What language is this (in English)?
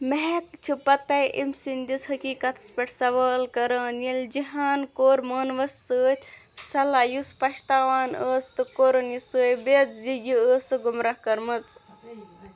Kashmiri